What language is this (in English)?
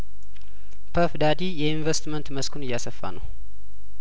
Amharic